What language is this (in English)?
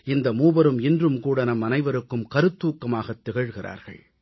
Tamil